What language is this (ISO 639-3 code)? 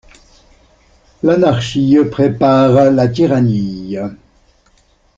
fra